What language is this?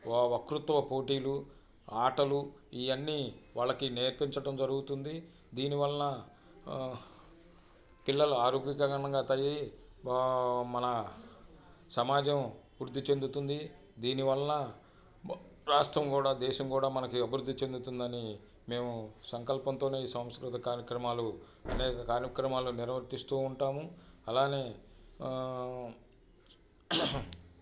Telugu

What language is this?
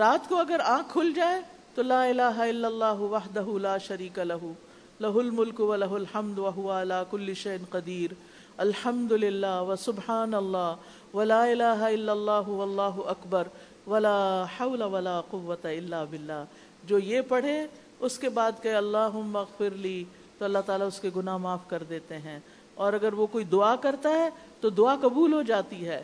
Urdu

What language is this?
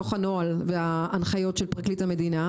Hebrew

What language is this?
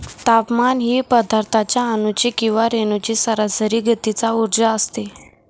Marathi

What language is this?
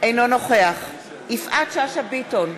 Hebrew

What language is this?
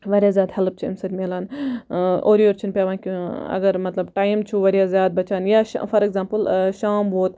Kashmiri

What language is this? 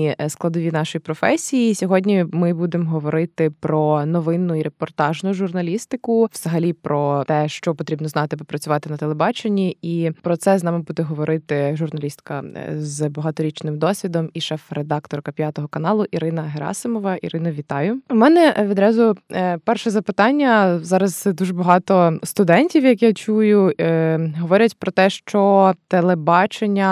Ukrainian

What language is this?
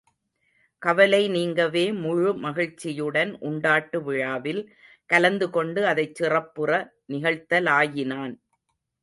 Tamil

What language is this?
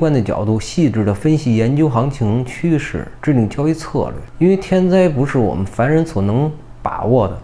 Chinese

